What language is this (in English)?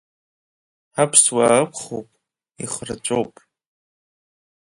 Abkhazian